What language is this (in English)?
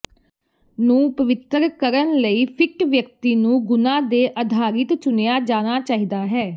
Punjabi